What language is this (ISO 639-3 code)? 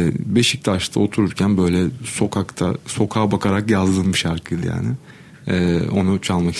tur